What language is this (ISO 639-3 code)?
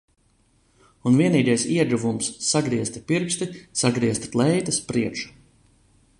lav